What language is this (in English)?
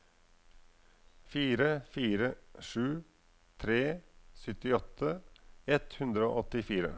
Norwegian